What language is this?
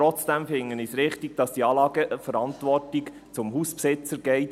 Swiss German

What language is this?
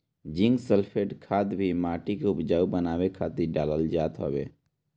Bhojpuri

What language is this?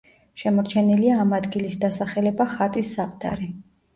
Georgian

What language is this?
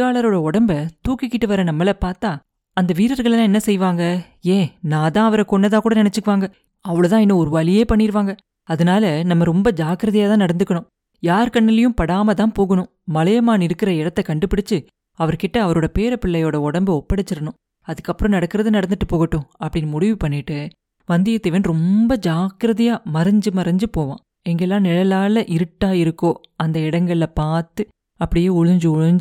Tamil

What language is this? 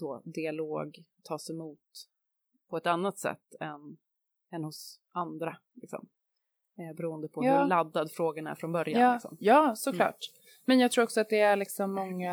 Swedish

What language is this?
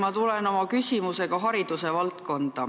Estonian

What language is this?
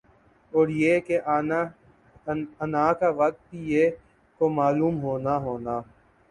Urdu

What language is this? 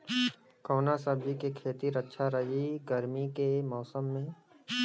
Bhojpuri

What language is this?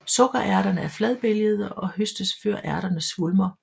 Danish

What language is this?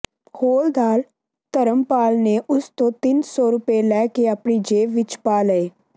Punjabi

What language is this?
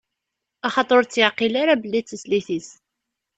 Kabyle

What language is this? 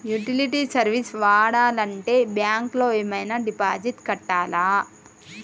Telugu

